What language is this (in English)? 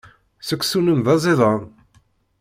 Kabyle